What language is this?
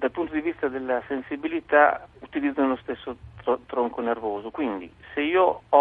Italian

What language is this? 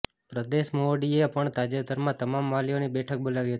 Gujarati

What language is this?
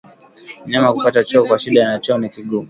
Swahili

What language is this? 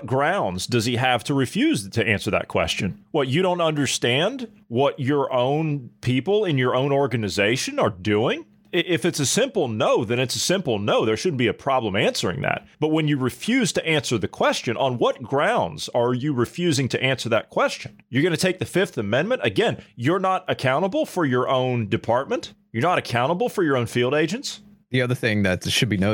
English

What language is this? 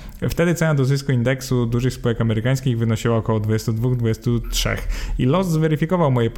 Polish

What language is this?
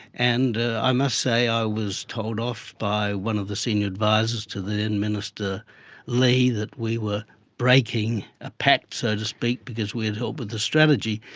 English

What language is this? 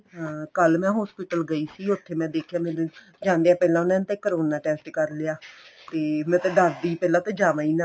Punjabi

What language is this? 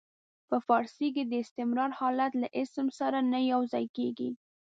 Pashto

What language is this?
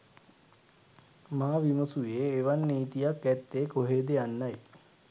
Sinhala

